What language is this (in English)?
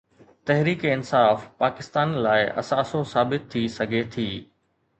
Sindhi